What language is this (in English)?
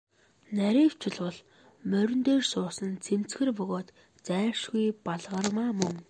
Mongolian